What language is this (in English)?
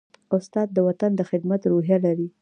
Pashto